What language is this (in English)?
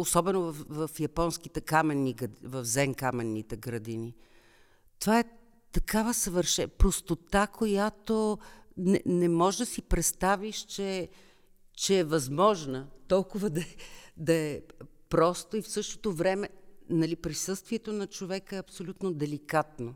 Bulgarian